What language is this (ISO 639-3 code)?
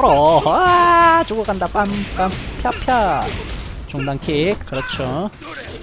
kor